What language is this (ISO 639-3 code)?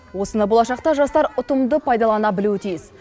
kaz